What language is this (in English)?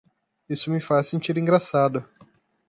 Portuguese